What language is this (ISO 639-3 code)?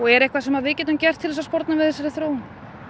isl